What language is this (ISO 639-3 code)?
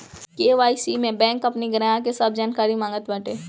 bho